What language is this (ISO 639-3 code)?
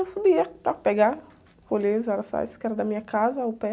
por